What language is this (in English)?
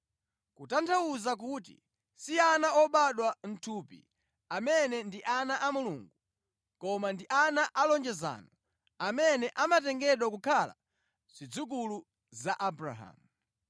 Nyanja